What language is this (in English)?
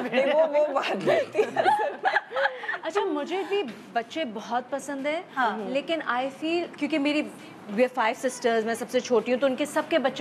Hindi